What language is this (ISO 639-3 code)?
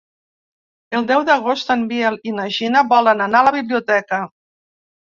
cat